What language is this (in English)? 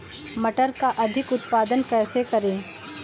Hindi